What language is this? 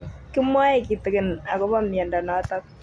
Kalenjin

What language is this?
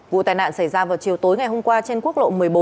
Vietnamese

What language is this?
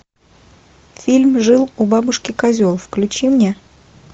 Russian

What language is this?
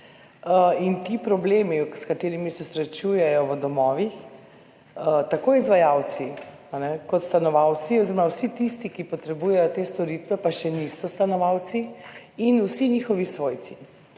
Slovenian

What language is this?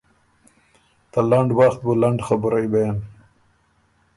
Ormuri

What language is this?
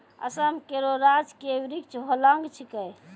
Maithili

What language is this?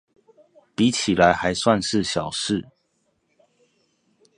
Chinese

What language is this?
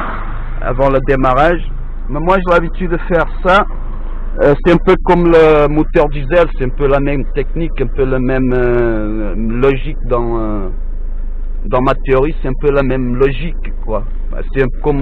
French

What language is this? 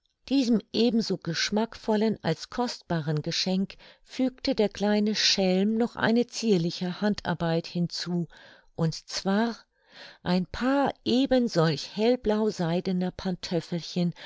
German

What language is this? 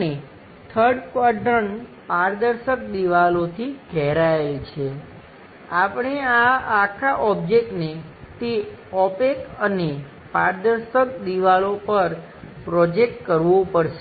Gujarati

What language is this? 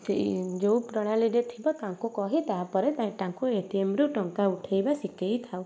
Odia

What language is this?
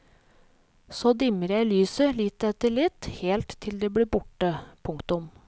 Norwegian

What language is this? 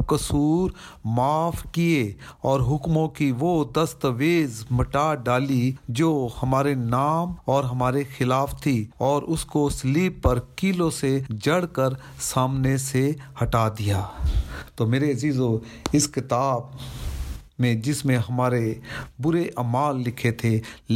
Urdu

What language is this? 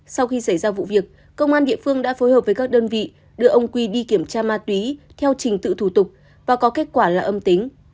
Vietnamese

